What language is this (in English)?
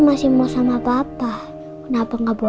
Indonesian